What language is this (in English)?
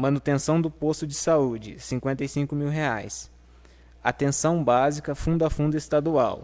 Portuguese